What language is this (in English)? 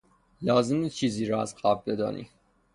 Persian